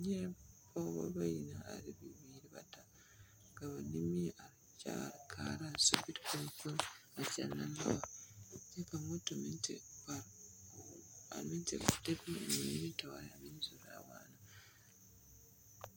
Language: Southern Dagaare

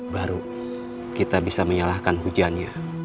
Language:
Indonesian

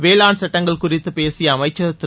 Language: Tamil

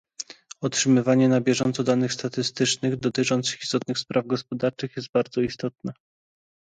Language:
Polish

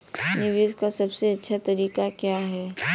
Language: Hindi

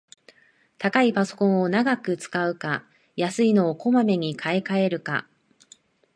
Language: Japanese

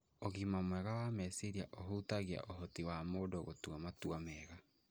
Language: Kikuyu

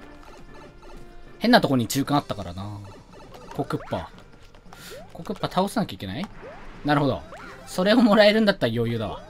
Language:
Japanese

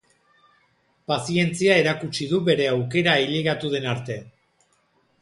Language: Basque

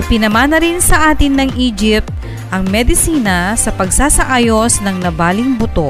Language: Filipino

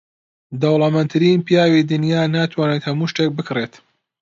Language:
Central Kurdish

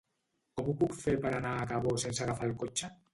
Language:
Catalan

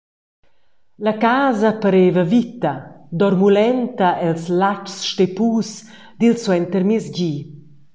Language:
Romansh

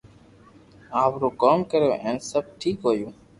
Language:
Loarki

